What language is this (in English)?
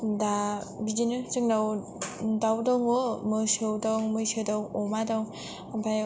Bodo